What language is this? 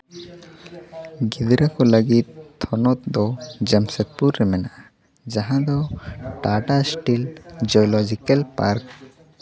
Santali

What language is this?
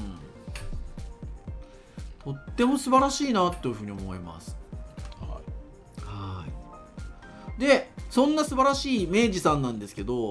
Japanese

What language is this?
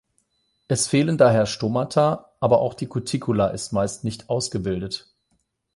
German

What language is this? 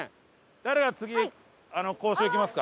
Japanese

